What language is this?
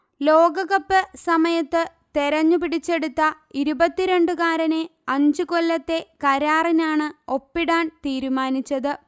Malayalam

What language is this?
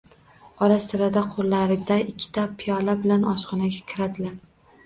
Uzbek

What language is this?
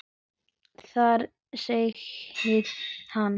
Icelandic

